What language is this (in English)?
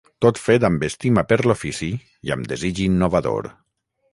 Catalan